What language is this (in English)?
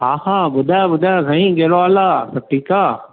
Sindhi